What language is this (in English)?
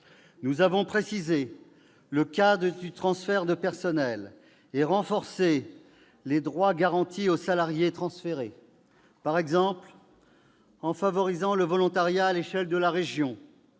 French